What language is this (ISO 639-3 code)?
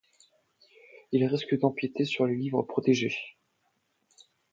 fra